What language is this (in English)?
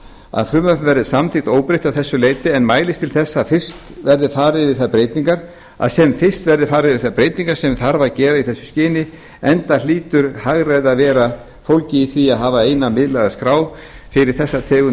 Icelandic